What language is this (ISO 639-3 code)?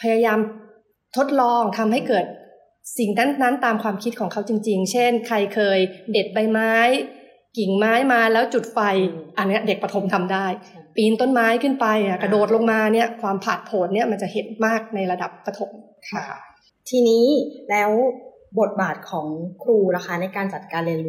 tha